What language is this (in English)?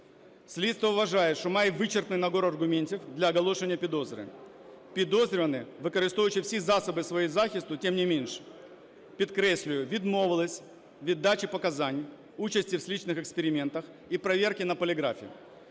Ukrainian